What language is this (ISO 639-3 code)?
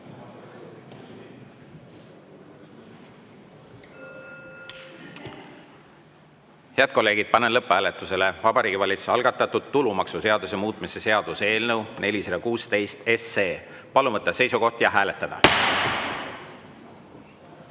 est